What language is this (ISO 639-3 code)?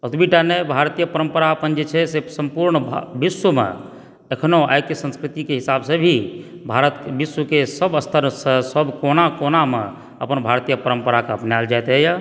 mai